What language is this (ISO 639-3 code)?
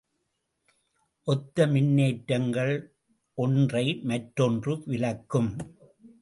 tam